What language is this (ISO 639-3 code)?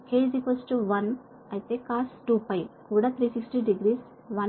tel